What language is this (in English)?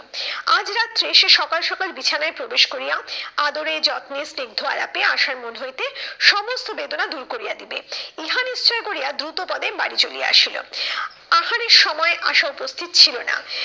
Bangla